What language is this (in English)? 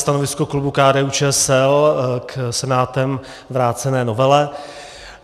Czech